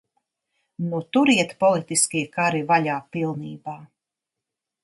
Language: Latvian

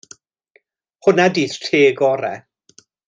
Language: Welsh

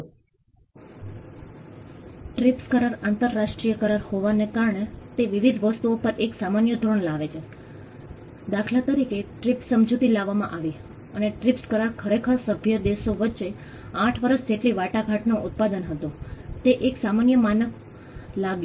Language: Gujarati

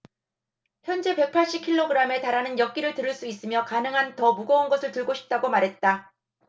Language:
Korean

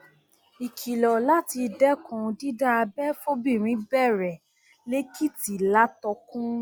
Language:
Yoruba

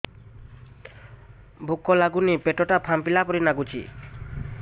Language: Odia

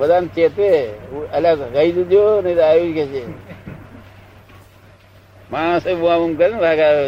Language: Gujarati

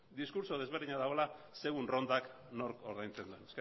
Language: Basque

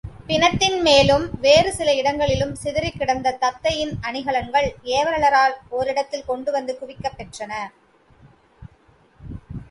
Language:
Tamil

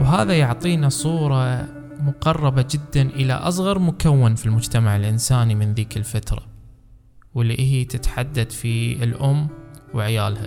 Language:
Arabic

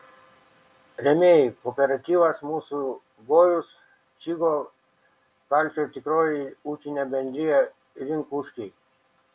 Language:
Lithuanian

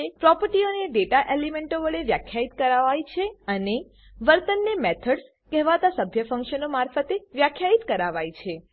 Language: Gujarati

